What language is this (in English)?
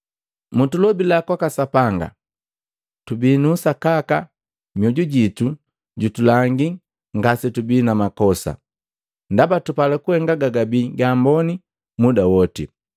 Matengo